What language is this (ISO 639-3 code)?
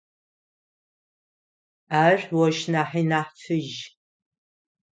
ady